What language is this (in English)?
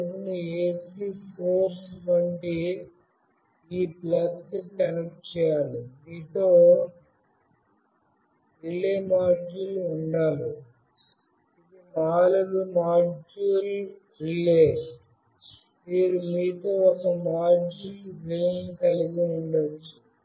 Telugu